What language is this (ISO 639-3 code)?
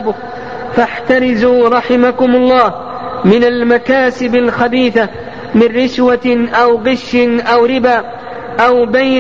ara